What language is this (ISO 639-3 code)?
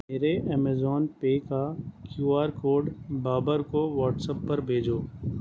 urd